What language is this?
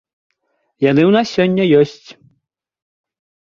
Belarusian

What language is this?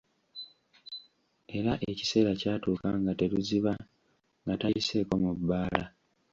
Ganda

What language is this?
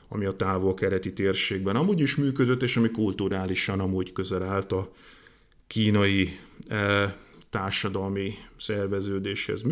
Hungarian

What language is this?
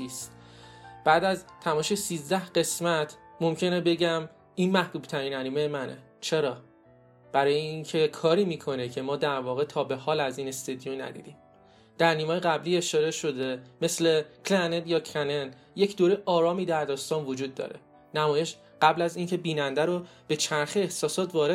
Persian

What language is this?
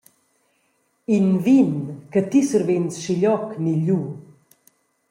Romansh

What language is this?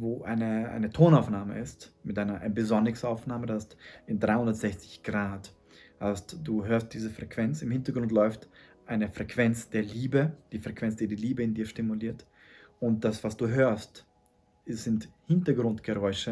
German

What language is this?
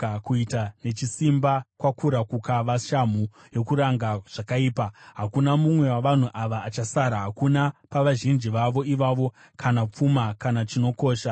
Shona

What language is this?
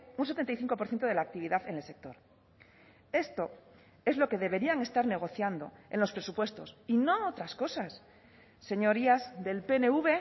Spanish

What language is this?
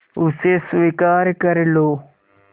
Hindi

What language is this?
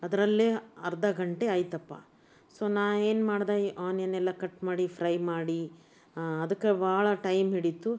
Kannada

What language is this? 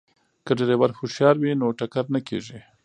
Pashto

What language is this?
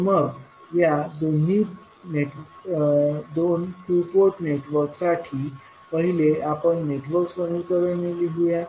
Marathi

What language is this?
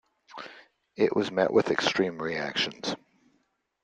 English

